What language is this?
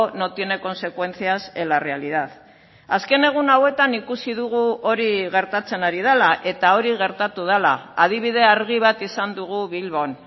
Basque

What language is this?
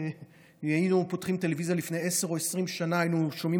Hebrew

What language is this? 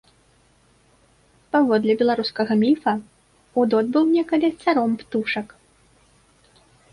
Belarusian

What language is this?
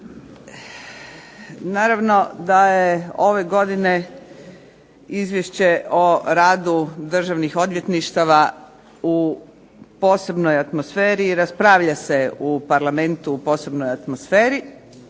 Croatian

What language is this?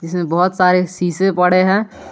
Hindi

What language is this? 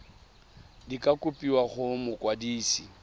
Tswana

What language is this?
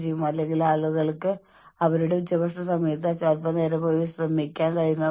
Malayalam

